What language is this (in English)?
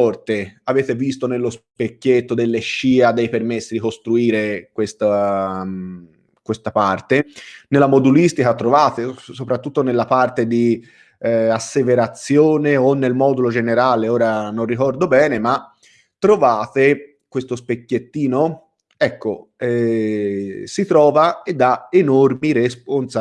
Italian